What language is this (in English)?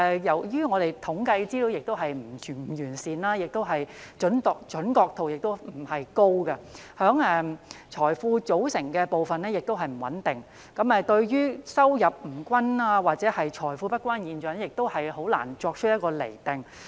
Cantonese